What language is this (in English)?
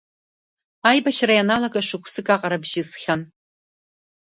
Abkhazian